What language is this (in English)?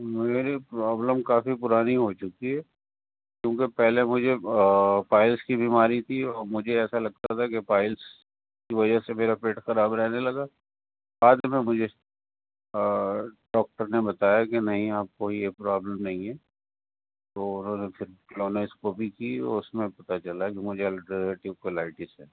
Urdu